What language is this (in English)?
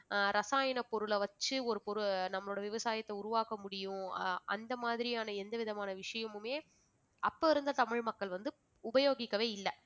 Tamil